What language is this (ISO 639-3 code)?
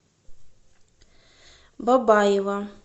rus